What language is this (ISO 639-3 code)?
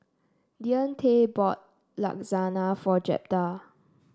eng